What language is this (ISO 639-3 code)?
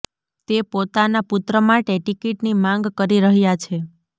guj